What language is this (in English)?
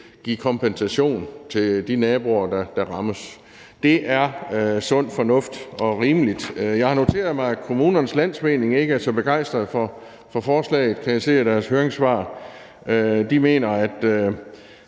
Danish